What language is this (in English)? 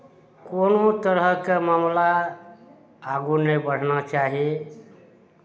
Maithili